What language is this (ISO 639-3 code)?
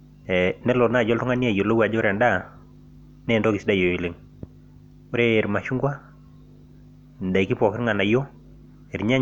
mas